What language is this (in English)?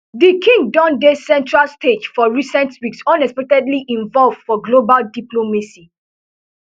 Nigerian Pidgin